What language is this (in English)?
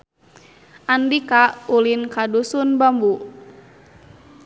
Sundanese